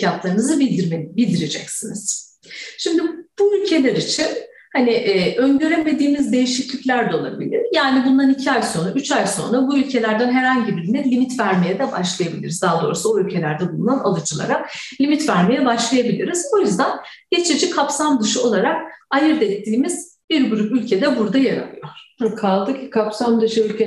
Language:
Turkish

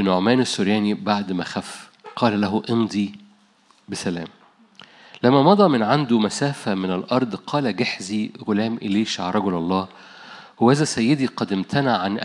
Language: Arabic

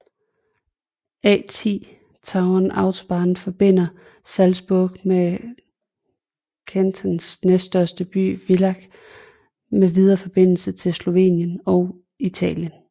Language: Danish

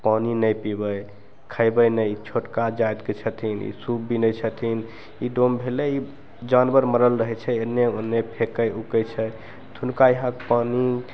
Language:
Maithili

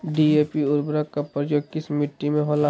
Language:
Magahi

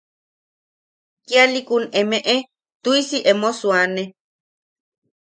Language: Yaqui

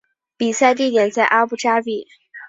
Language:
Chinese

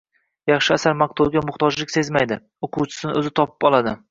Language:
Uzbek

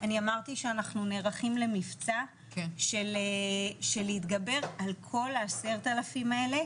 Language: Hebrew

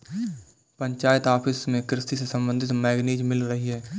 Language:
Hindi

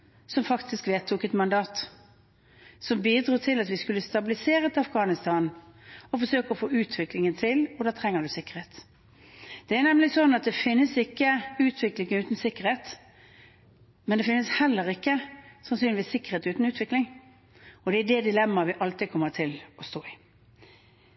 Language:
Norwegian Bokmål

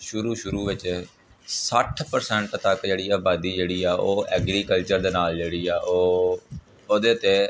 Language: Punjabi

